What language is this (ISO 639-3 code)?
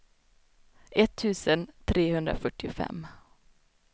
swe